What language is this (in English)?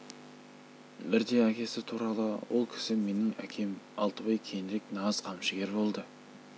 Kazakh